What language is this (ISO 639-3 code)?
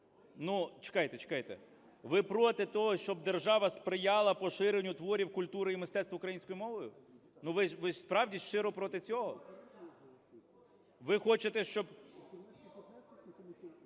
ukr